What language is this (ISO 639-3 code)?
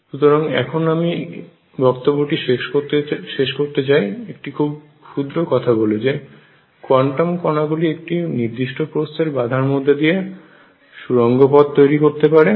ben